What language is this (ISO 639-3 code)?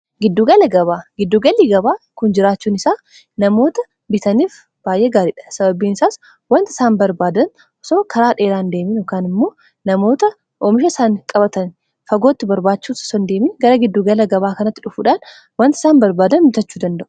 orm